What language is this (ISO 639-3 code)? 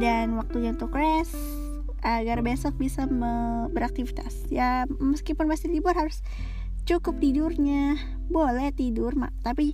ind